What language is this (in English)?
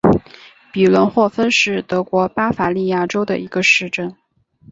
Chinese